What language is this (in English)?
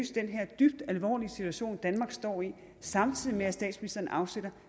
Danish